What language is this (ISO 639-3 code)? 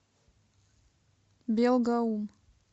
rus